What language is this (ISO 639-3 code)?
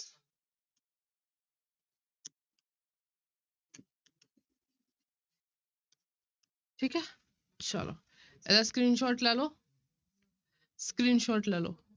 pan